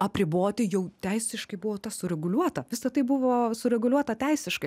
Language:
Lithuanian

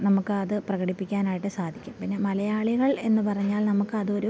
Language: Malayalam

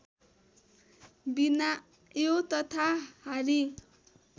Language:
Nepali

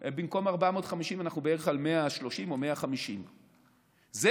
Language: Hebrew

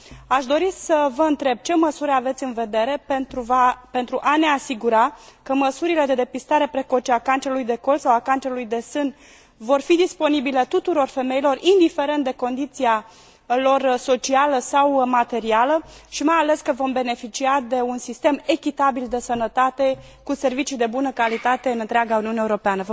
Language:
Romanian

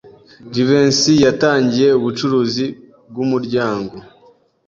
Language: Kinyarwanda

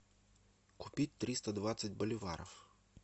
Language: Russian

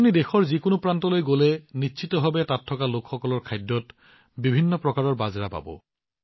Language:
Assamese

